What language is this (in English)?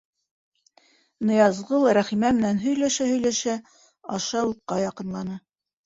Bashkir